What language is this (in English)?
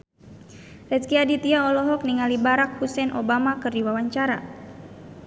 Sundanese